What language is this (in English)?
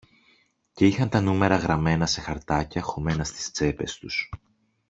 Greek